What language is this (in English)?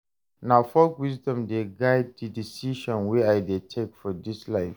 Nigerian Pidgin